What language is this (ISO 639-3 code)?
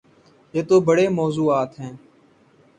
urd